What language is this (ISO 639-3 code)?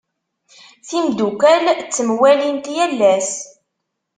kab